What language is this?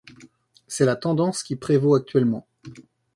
French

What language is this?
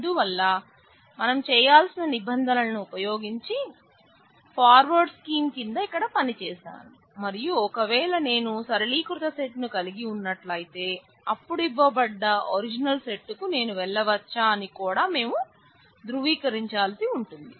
Telugu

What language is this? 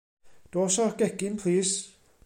Welsh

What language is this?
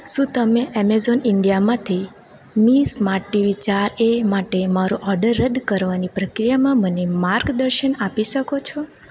Gujarati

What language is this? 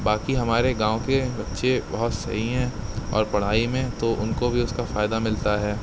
Urdu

